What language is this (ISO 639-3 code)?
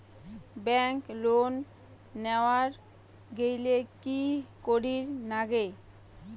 ben